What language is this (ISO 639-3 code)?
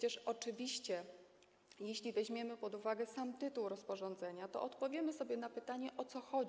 pol